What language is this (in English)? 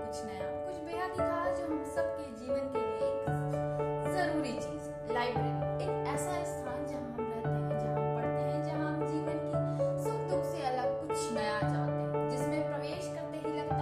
Hindi